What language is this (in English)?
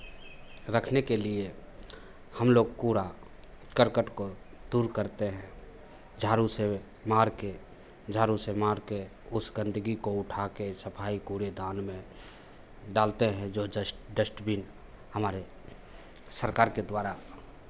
Hindi